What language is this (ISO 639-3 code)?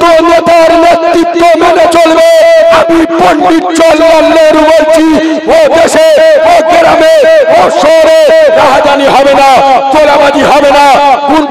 ara